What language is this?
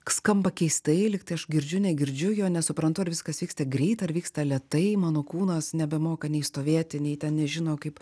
Lithuanian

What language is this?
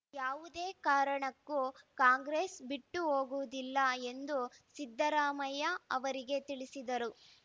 Kannada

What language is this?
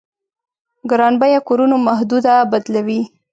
Pashto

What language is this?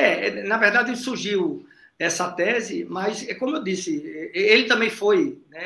Portuguese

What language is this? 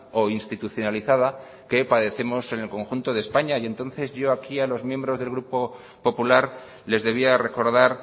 Spanish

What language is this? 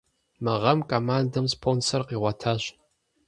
Kabardian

